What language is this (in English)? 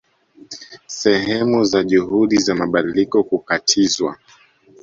Swahili